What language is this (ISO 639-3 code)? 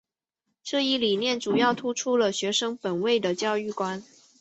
zho